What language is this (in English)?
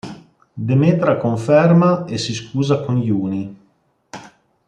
Italian